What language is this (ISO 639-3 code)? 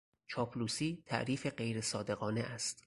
fas